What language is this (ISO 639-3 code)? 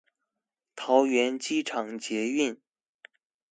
zho